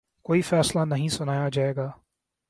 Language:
Urdu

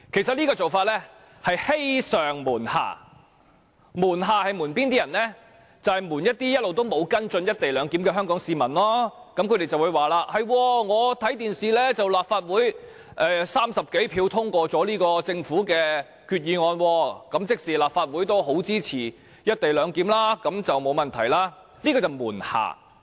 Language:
Cantonese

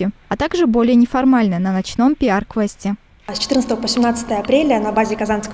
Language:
Russian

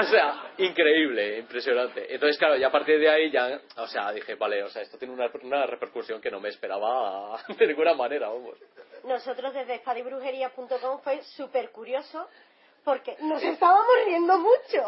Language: Spanish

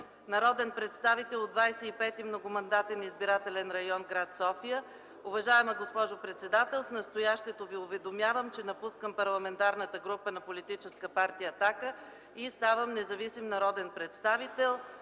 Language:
Bulgarian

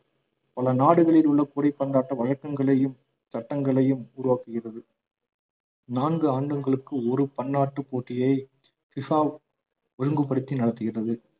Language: Tamil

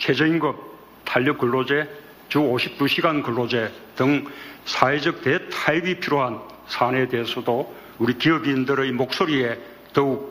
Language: Korean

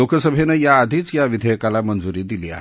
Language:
Marathi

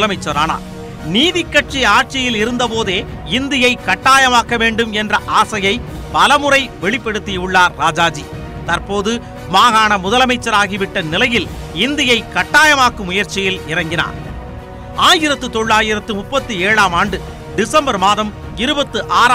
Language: Tamil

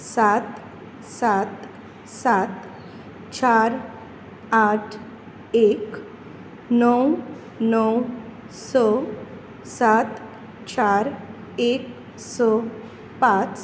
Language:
Konkani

